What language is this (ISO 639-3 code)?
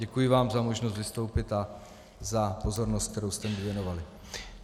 ces